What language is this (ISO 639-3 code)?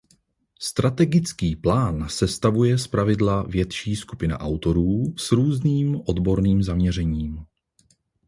ces